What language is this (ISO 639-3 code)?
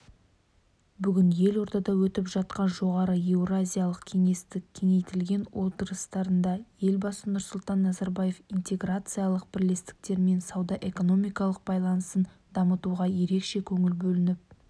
kaz